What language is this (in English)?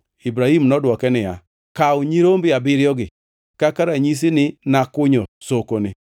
Luo (Kenya and Tanzania)